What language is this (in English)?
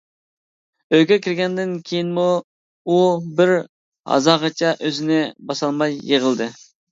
Uyghur